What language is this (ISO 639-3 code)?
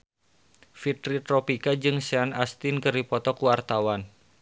sun